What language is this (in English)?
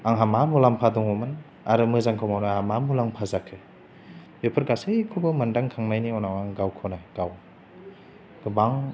Bodo